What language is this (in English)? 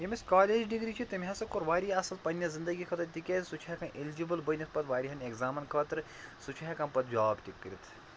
Kashmiri